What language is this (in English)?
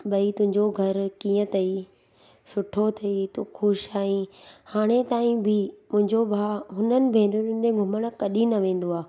Sindhi